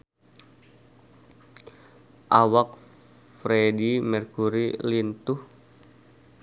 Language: Sundanese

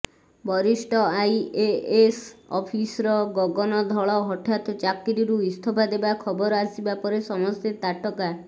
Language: Odia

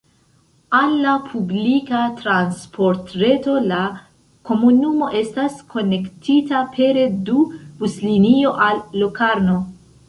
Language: Esperanto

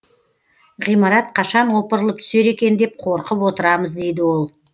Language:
Kazakh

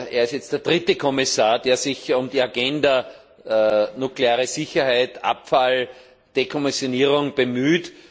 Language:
German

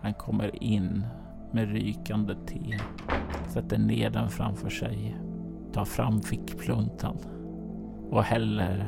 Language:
Swedish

